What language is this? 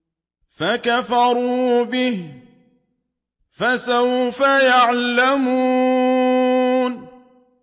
Arabic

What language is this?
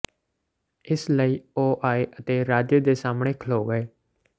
Punjabi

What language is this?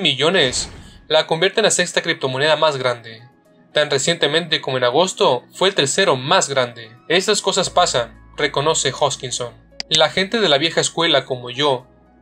Spanish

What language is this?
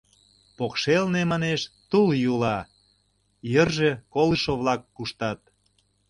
Mari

